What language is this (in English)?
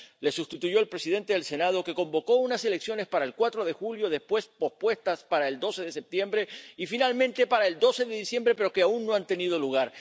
Spanish